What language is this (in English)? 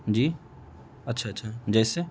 Urdu